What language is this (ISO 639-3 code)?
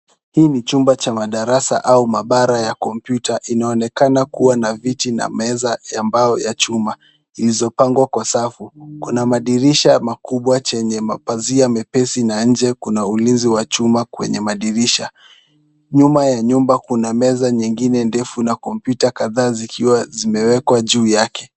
swa